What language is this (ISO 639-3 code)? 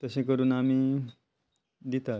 kok